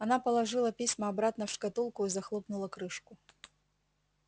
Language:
Russian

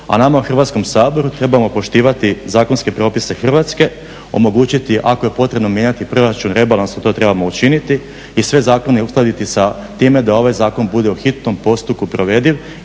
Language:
Croatian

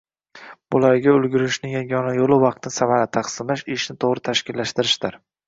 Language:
Uzbek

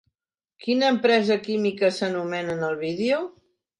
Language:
Catalan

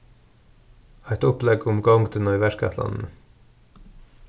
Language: Faroese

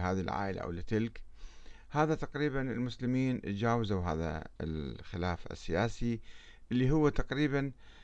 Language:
Arabic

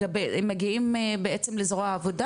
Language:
Hebrew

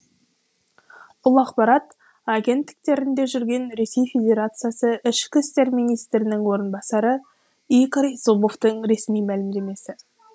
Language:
Kazakh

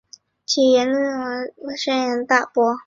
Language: Chinese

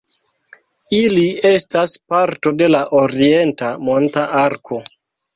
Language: Esperanto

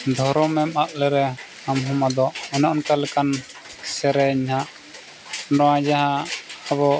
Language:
Santali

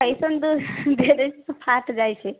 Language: Maithili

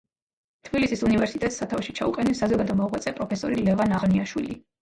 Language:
Georgian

